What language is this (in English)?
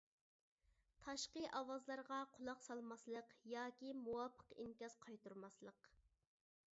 Uyghur